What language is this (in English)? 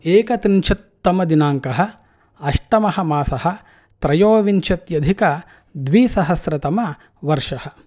Sanskrit